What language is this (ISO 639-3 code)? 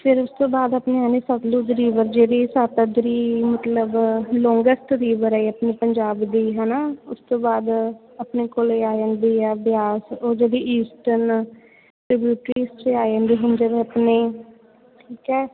pan